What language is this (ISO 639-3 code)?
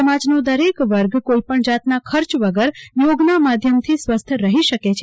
guj